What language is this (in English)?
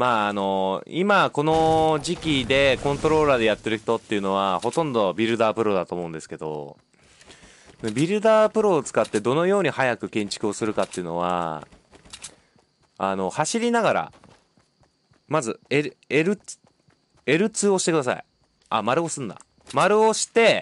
Japanese